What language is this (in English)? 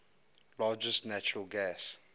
English